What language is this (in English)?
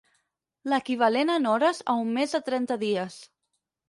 Catalan